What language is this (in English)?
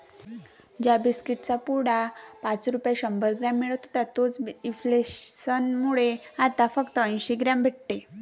Marathi